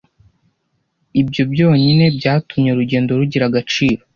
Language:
Kinyarwanda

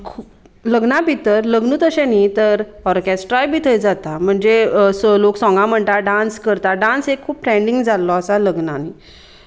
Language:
Konkani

